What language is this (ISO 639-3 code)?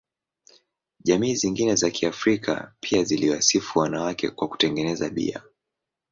swa